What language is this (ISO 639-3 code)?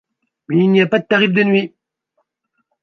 fra